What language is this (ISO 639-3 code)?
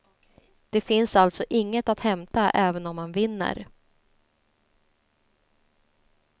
swe